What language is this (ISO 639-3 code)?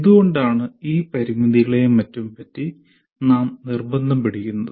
mal